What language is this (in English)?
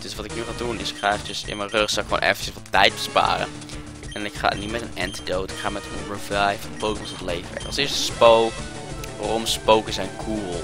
Dutch